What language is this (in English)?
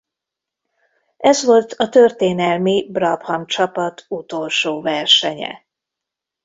Hungarian